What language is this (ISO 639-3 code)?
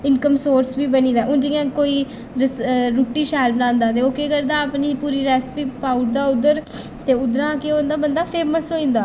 doi